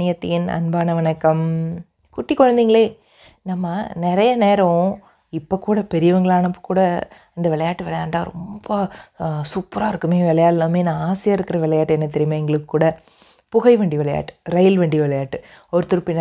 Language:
Tamil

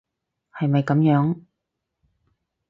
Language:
Cantonese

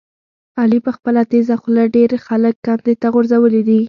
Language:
Pashto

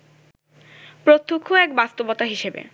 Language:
Bangla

